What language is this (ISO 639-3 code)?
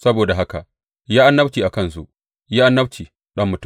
hau